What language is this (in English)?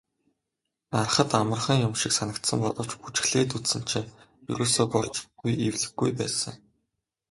Mongolian